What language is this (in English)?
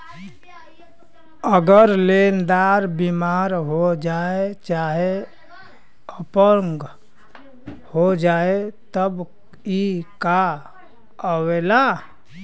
Bhojpuri